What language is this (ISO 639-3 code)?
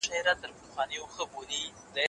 pus